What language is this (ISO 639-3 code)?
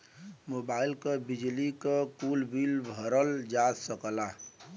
bho